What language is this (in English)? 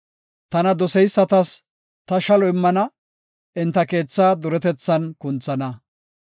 Gofa